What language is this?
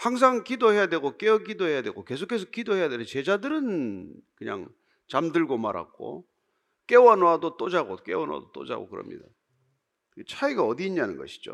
Korean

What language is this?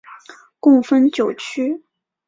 Chinese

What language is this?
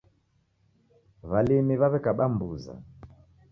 Taita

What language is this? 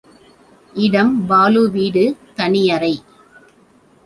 Tamil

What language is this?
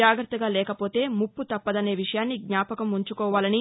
Telugu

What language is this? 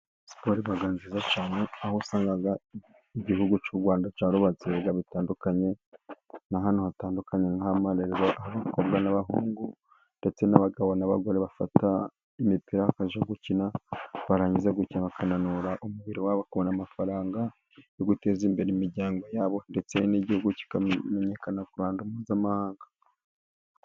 Kinyarwanda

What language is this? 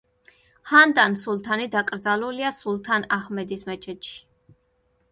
Georgian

